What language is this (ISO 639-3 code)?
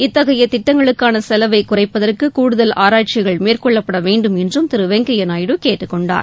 tam